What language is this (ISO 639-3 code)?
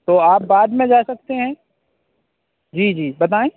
urd